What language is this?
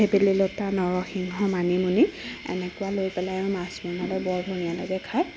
Assamese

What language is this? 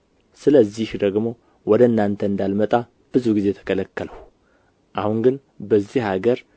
Amharic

